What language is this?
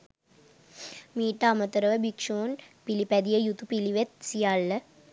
Sinhala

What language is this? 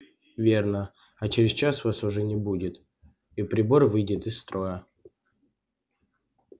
Russian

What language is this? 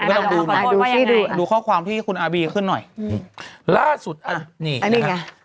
Thai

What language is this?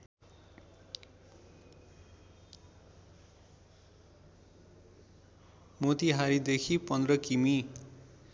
Nepali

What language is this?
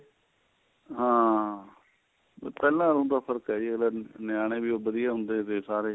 Punjabi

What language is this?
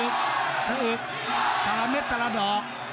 Thai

